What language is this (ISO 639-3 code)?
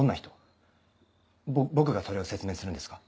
jpn